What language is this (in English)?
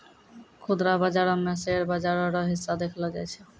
Maithili